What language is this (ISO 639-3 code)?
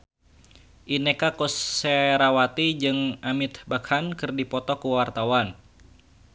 sun